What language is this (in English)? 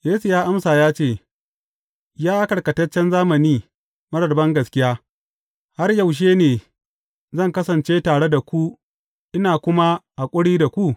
Hausa